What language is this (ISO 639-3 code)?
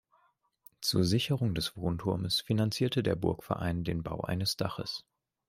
deu